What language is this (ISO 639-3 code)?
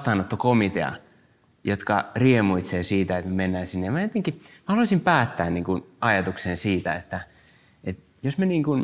fin